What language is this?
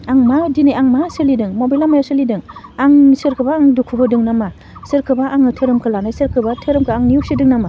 Bodo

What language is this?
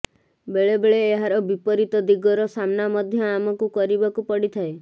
Odia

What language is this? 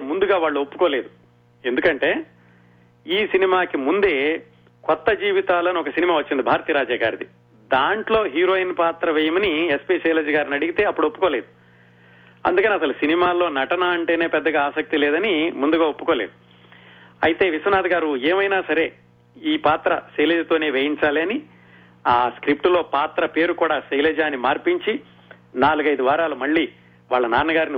Telugu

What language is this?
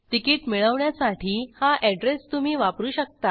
Marathi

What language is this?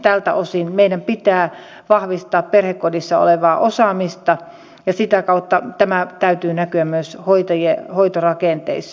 Finnish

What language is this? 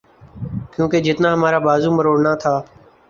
Urdu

